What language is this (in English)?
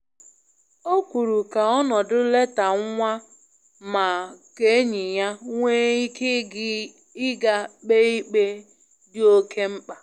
Igbo